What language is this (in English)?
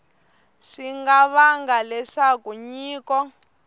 Tsonga